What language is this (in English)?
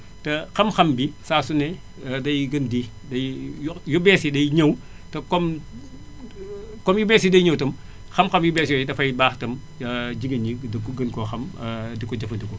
Wolof